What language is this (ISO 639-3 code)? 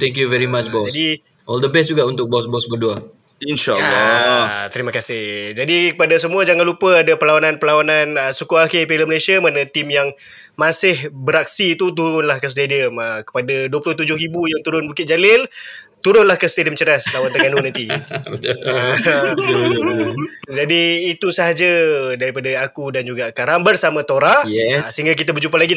msa